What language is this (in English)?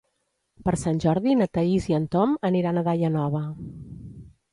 Catalan